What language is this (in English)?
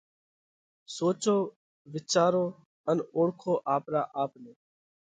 Parkari Koli